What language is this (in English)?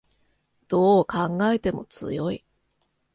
Japanese